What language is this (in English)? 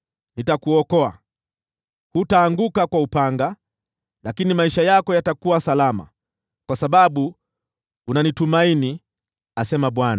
Swahili